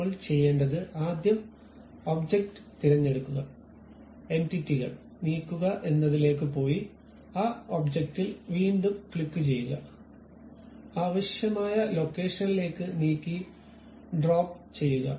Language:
Malayalam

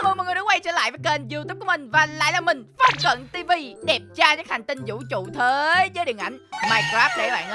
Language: Vietnamese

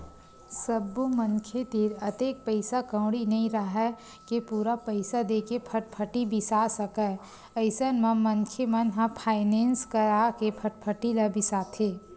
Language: Chhattisgarhi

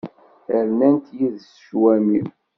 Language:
Kabyle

